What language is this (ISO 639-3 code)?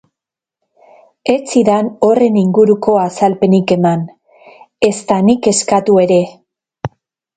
eus